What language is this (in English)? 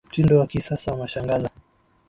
Swahili